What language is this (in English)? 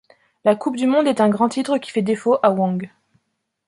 French